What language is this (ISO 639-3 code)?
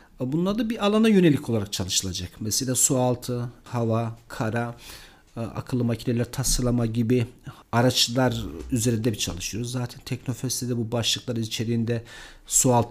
tur